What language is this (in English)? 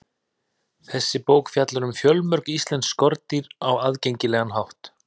Icelandic